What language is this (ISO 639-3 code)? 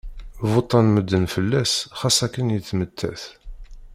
kab